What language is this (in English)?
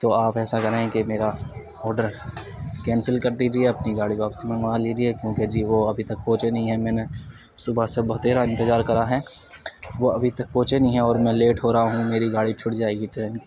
Urdu